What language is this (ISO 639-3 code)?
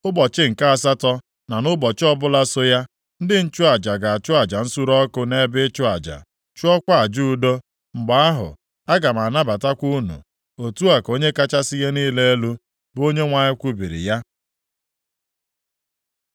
ibo